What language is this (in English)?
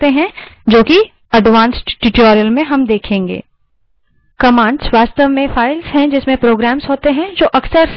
Hindi